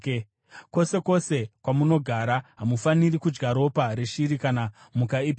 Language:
Shona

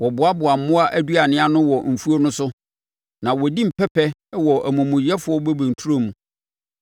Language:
Akan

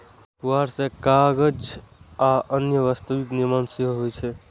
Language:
Maithili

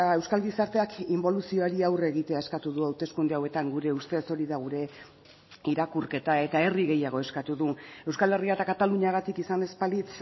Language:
Basque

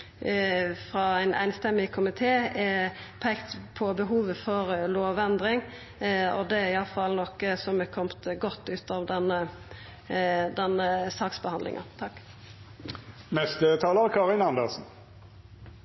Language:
Norwegian Nynorsk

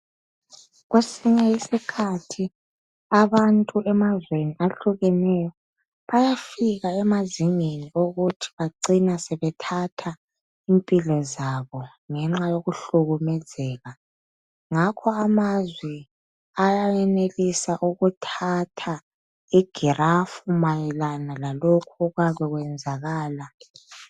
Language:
North Ndebele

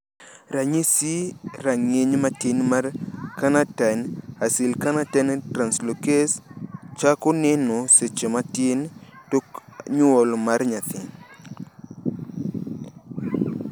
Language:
Luo (Kenya and Tanzania)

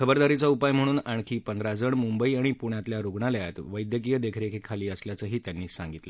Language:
Marathi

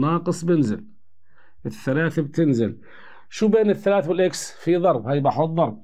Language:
Arabic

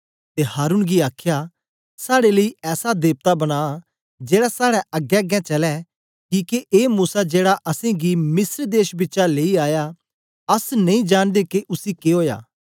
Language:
Dogri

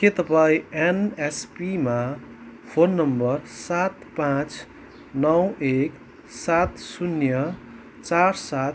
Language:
Nepali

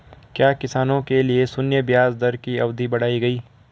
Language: Hindi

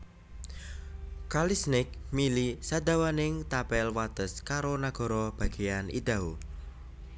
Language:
Javanese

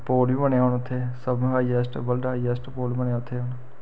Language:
Dogri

